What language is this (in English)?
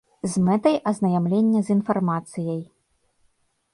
Belarusian